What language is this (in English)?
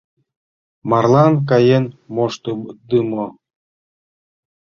Mari